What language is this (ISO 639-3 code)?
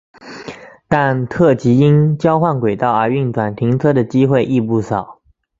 zho